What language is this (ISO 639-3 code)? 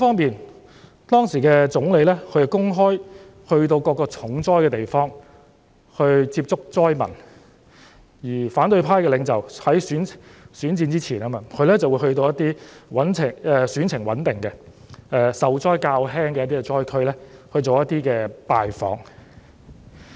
yue